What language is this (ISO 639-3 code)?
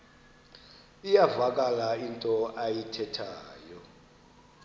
xho